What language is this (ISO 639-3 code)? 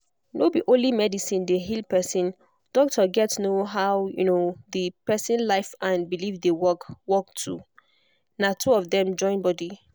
pcm